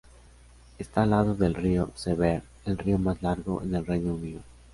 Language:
Spanish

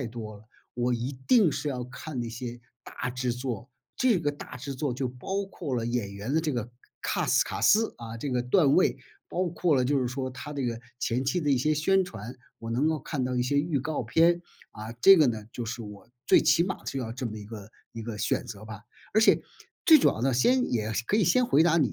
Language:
Chinese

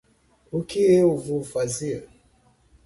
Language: Portuguese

